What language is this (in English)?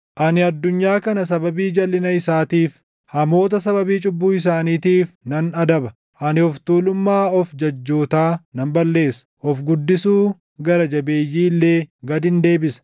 Oromo